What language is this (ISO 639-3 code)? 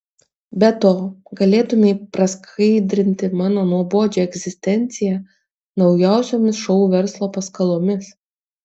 lit